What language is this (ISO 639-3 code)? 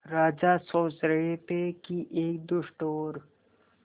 hin